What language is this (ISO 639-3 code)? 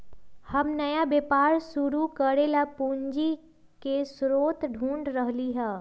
mag